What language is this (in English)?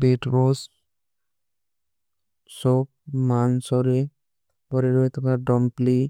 Kui (India)